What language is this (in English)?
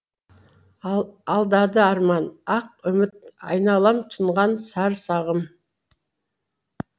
Kazakh